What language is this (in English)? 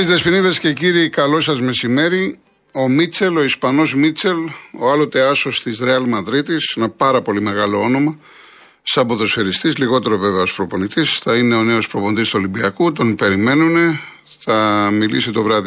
Greek